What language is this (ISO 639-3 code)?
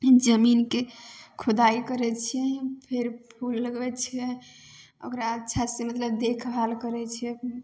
mai